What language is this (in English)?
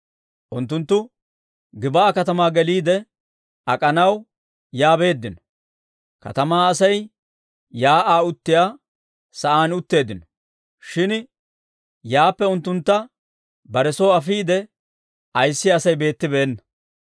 Dawro